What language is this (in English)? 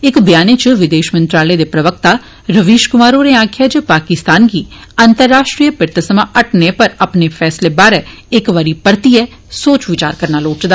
Dogri